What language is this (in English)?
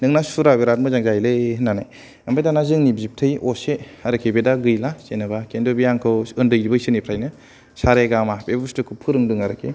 Bodo